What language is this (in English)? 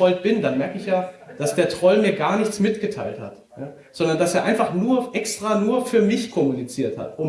German